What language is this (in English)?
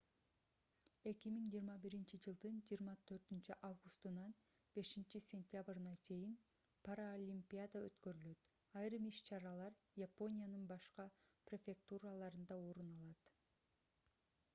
Kyrgyz